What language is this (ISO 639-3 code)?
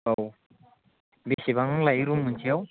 brx